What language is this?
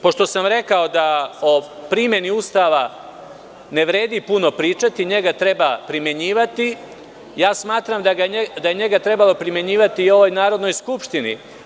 Serbian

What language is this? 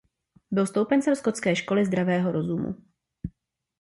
Czech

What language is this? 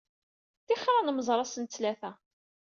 Kabyle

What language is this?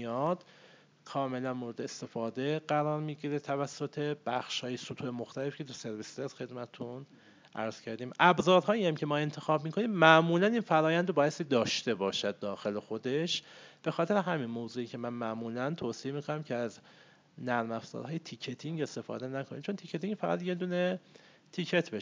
Persian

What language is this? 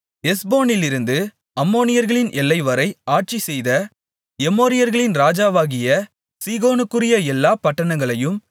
Tamil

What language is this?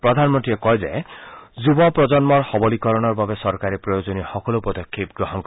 Assamese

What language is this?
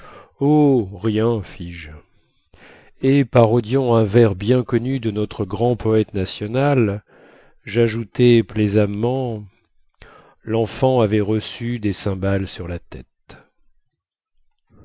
French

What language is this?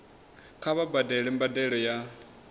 Venda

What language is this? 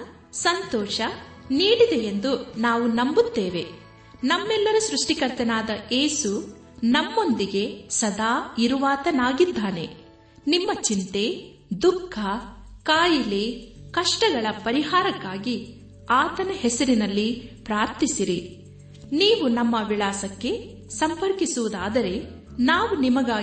Kannada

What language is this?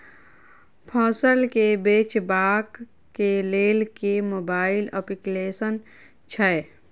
Maithili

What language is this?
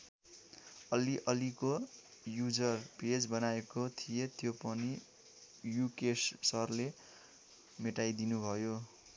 Nepali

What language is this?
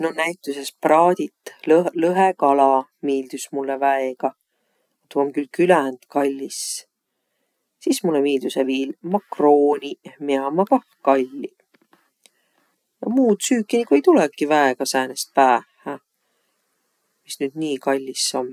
Võro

